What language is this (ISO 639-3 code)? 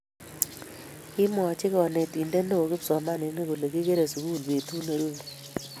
kln